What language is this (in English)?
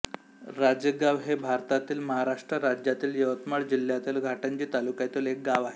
Marathi